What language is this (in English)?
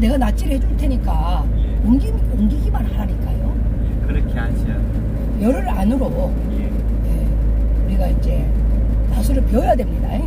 Korean